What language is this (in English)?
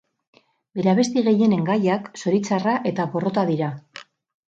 Basque